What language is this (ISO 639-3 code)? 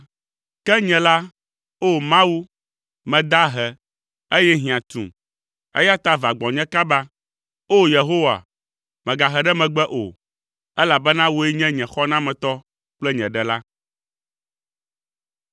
ewe